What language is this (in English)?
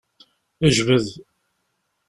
Kabyle